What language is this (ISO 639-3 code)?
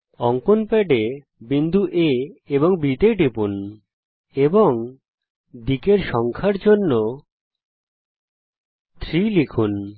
ben